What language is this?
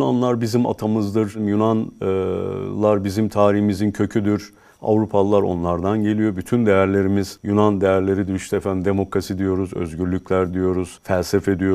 Turkish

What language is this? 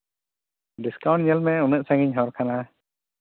Santali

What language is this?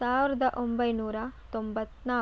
Kannada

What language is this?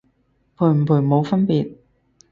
Cantonese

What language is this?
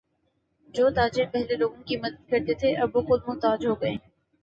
Urdu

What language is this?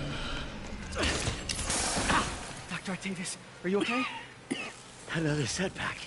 English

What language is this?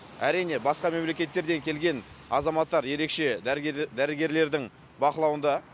Kazakh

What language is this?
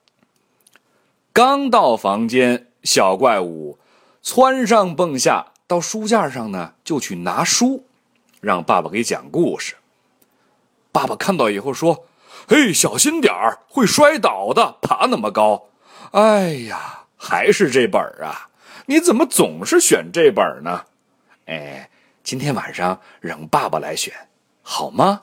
Chinese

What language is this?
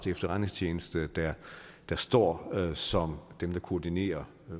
Danish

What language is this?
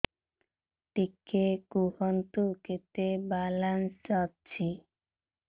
Odia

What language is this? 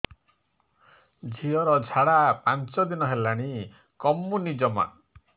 Odia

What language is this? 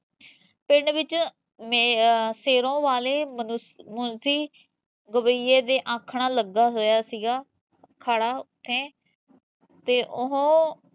Punjabi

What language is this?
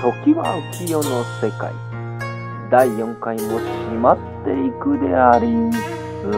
Japanese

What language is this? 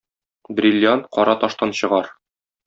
Tatar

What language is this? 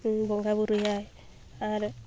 Santali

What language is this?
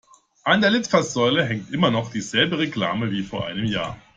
German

